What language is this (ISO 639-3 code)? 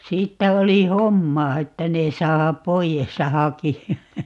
fin